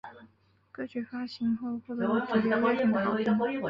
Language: Chinese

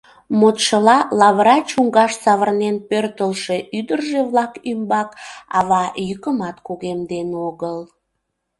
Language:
Mari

